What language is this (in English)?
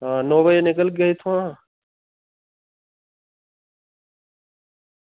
Dogri